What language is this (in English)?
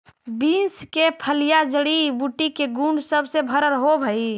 Magahi